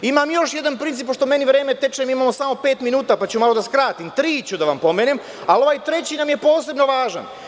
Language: Serbian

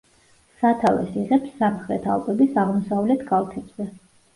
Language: Georgian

